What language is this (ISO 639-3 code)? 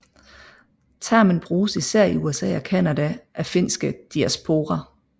dan